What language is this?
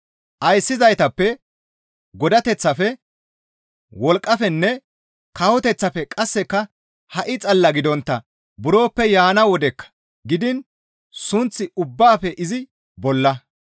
Gamo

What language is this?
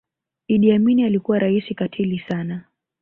Swahili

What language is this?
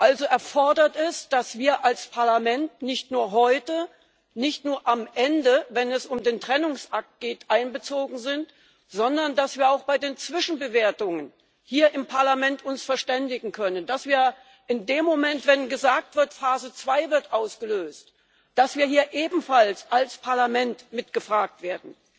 German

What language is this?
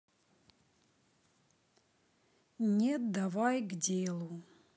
Russian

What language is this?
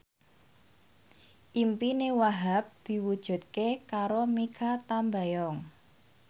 Javanese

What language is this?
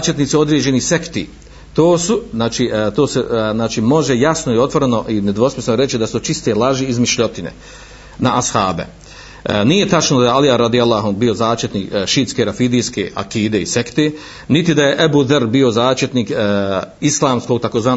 Croatian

